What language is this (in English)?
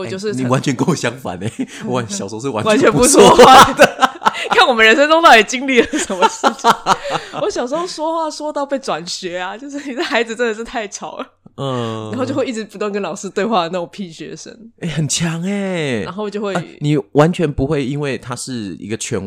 Chinese